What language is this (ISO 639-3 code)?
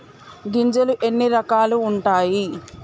tel